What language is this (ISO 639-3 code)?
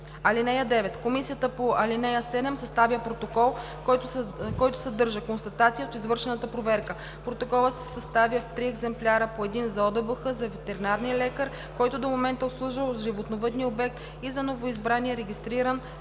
bul